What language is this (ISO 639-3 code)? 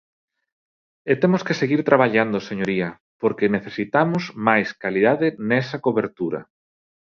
glg